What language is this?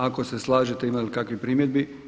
Croatian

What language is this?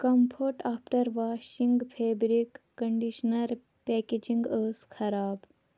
Kashmiri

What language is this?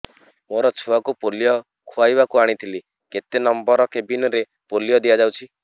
Odia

